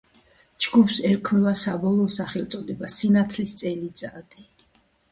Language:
Georgian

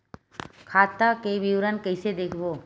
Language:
Chhattisgarhi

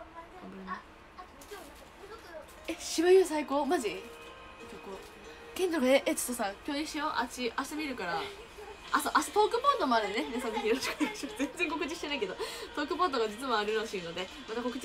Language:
Japanese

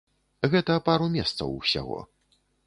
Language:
Belarusian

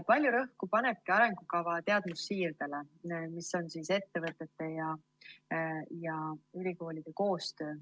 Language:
Estonian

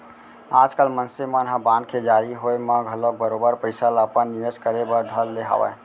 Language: Chhattisgarhi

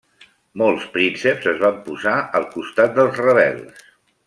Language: Catalan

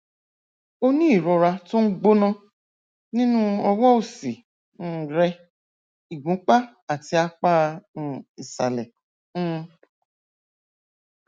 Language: Yoruba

